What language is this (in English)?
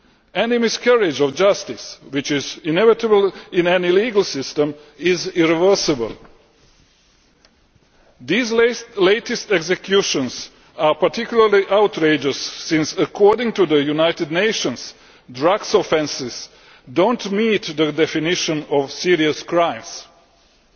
English